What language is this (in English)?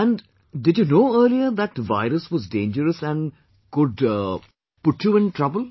English